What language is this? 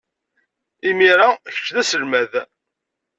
Kabyle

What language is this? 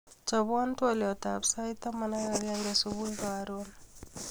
Kalenjin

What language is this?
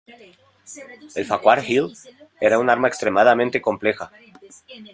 Spanish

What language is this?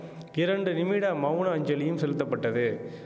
Tamil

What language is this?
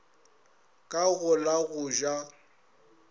Northern Sotho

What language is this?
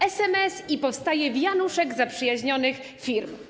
Polish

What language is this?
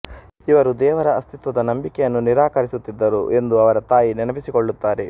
Kannada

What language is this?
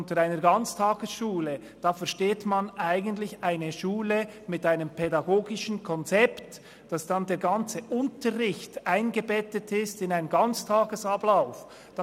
Swiss German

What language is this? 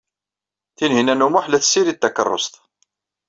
Kabyle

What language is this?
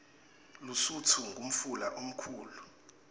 Swati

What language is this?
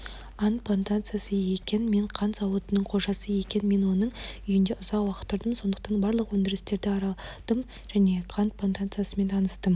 Kazakh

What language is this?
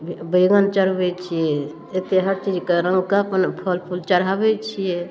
Maithili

